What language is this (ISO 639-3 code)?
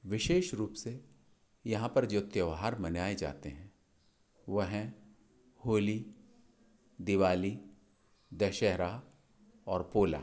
hin